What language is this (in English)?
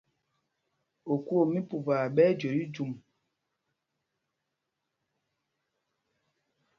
Mpumpong